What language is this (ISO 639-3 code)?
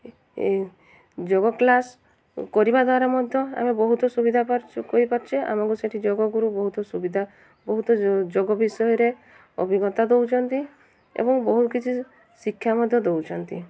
ori